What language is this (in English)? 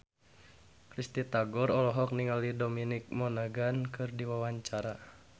Sundanese